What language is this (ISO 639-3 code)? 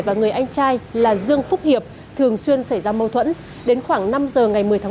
vie